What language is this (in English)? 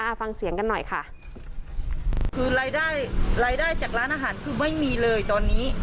Thai